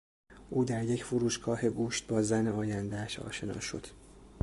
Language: Persian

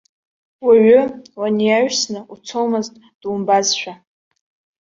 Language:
Abkhazian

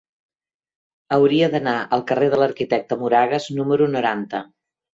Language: Catalan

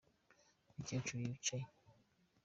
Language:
Kinyarwanda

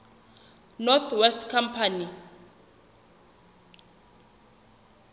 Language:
Southern Sotho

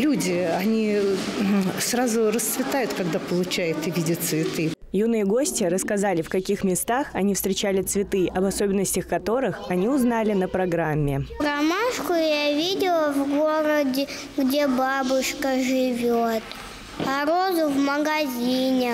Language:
Russian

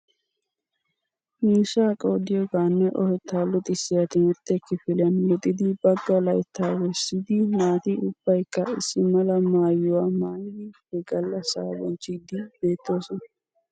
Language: Wolaytta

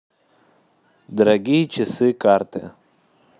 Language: Russian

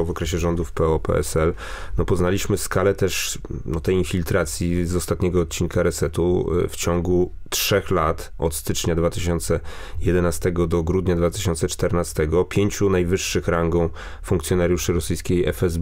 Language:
Polish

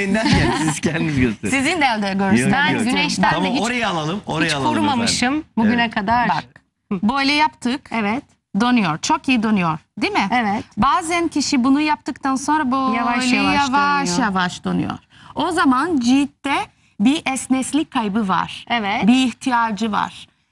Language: Turkish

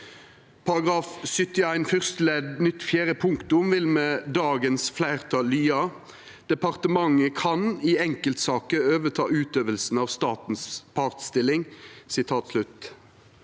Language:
Norwegian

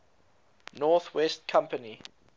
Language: English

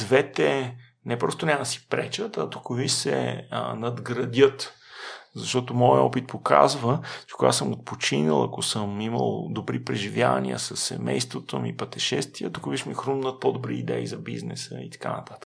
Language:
Bulgarian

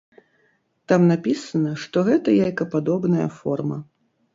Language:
Belarusian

